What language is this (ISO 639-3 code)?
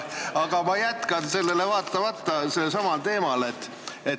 est